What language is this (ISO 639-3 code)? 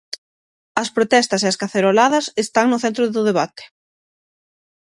glg